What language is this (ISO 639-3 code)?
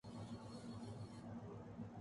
urd